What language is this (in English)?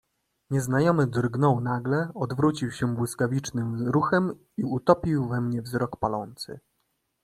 Polish